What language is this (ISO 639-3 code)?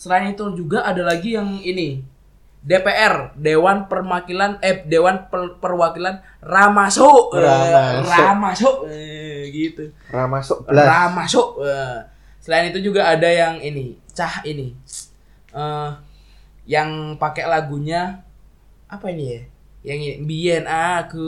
ind